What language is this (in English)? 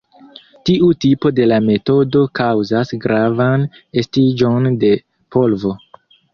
Esperanto